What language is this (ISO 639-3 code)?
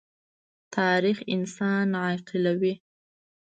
pus